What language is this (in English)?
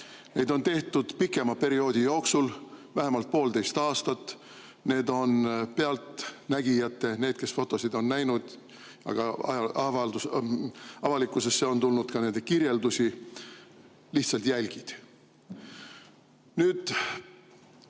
Estonian